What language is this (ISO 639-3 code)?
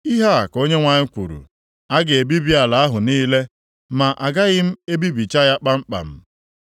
ibo